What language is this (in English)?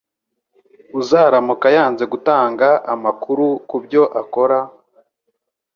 Kinyarwanda